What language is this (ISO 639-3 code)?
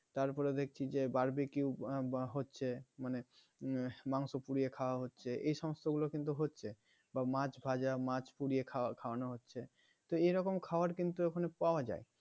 ben